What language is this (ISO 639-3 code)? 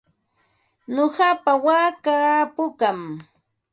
qva